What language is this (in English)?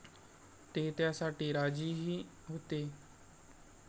Marathi